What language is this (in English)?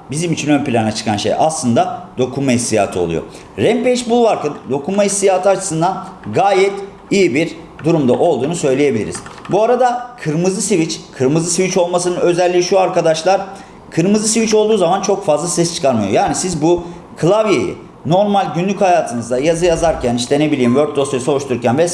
Turkish